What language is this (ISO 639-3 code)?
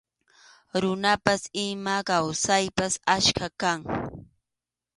qxu